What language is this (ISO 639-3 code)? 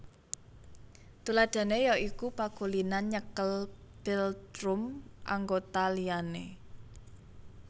jav